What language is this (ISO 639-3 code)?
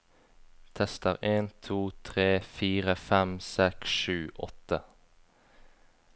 nor